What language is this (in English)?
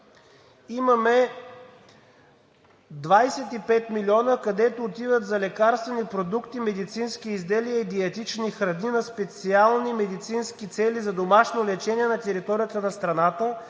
Bulgarian